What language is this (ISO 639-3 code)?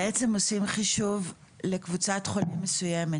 heb